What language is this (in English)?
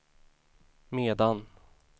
Swedish